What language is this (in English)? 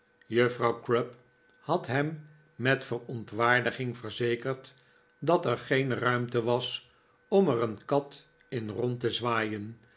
Dutch